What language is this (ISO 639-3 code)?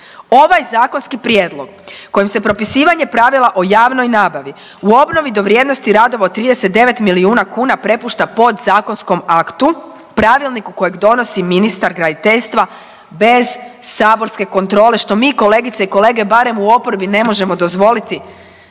hrv